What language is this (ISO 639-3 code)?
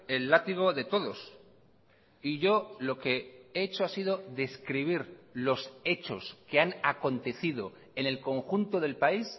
spa